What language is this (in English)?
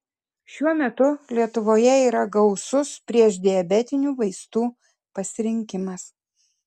Lithuanian